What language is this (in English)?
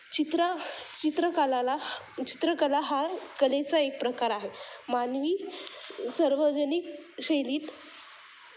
Marathi